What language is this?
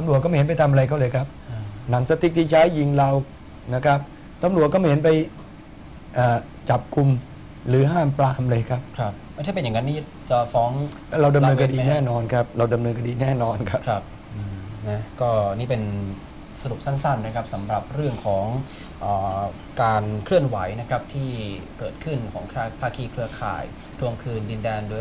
Thai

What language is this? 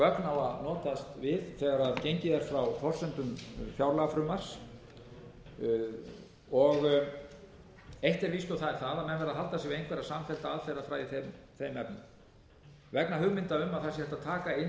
Icelandic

